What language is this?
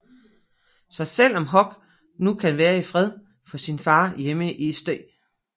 Danish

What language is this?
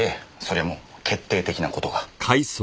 Japanese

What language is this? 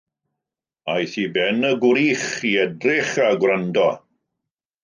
Welsh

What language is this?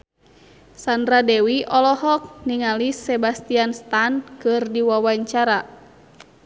Sundanese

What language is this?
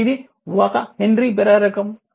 Telugu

